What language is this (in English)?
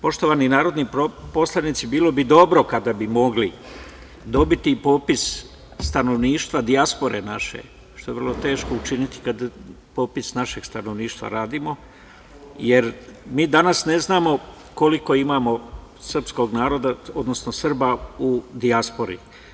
Serbian